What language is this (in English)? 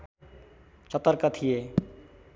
Nepali